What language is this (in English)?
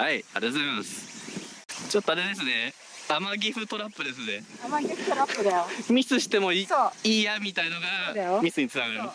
Japanese